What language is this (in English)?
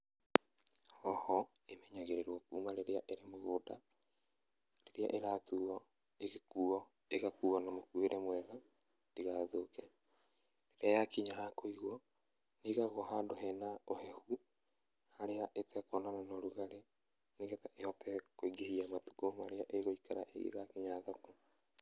Kikuyu